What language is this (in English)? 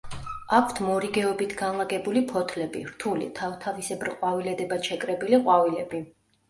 Georgian